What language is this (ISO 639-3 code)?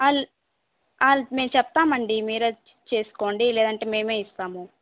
tel